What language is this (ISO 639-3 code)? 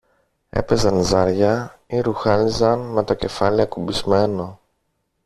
ell